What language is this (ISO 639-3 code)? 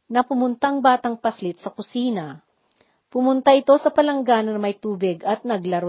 fil